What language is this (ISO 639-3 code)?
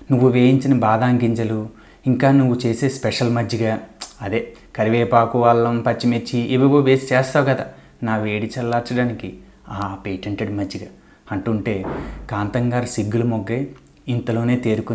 tel